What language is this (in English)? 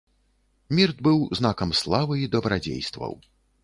Belarusian